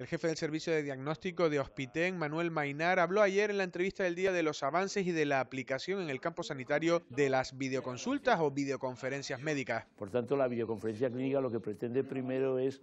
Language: Spanish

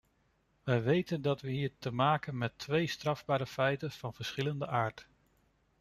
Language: Dutch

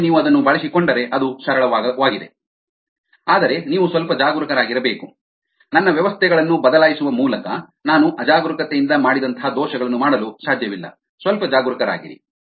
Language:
Kannada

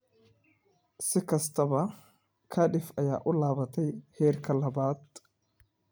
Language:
Somali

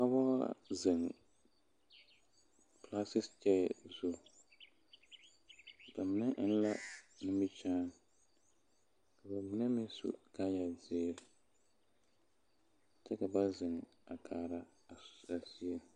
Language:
Southern Dagaare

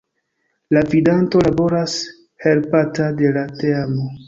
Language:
Esperanto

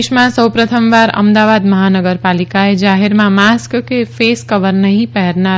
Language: Gujarati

